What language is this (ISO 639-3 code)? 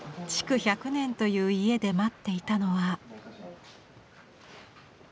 jpn